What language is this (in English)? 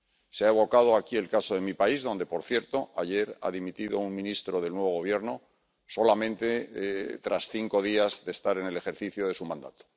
Spanish